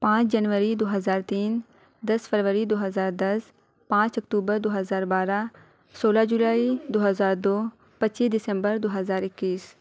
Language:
Urdu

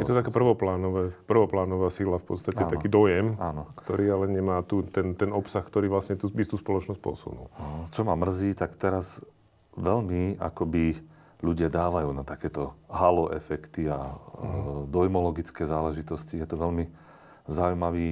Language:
Slovak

